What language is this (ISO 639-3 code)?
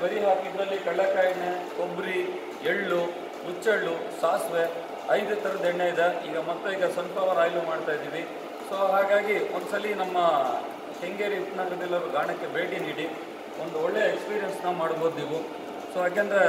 kan